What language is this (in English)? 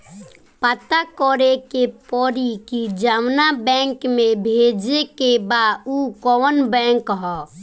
Bhojpuri